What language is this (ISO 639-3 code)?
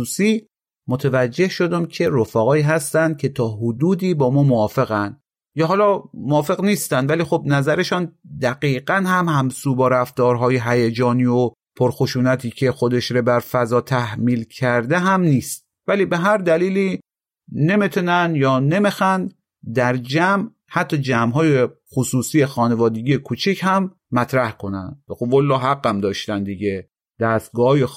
fas